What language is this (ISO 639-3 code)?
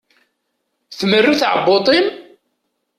kab